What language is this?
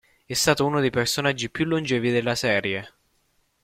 Italian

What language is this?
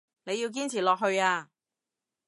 Cantonese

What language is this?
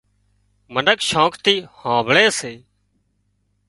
Wadiyara Koli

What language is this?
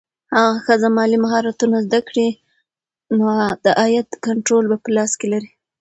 Pashto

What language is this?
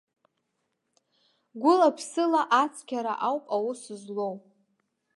Abkhazian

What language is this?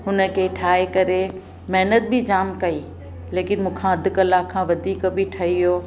Sindhi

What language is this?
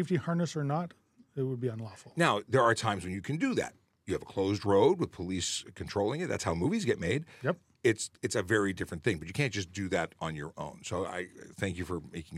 English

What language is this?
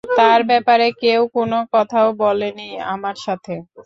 Bangla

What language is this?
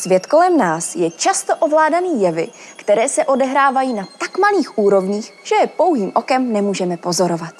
Czech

